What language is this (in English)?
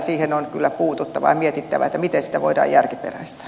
Finnish